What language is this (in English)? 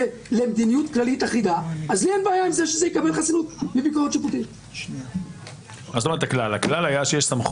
Hebrew